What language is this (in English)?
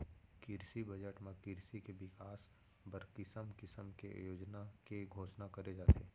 Chhattisgarhi